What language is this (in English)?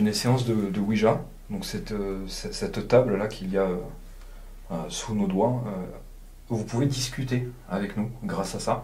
French